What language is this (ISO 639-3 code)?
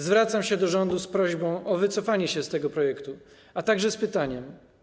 pol